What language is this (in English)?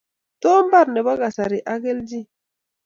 Kalenjin